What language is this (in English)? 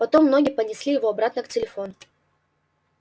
Russian